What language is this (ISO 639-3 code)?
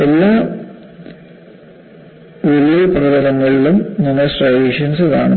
mal